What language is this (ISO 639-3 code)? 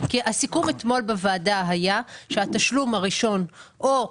heb